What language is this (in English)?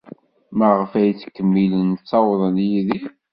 Kabyle